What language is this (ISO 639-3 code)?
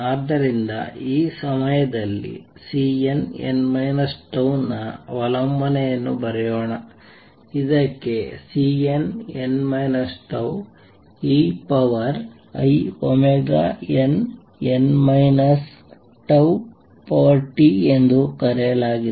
kan